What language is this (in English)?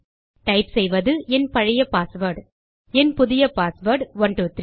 Tamil